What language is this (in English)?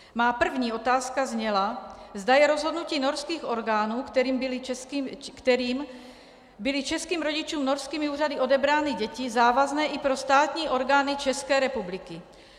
Czech